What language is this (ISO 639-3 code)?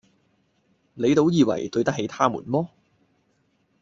yue